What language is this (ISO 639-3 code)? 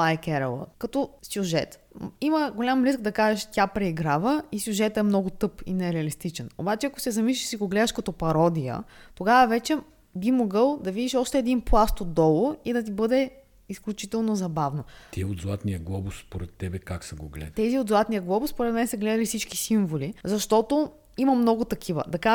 bul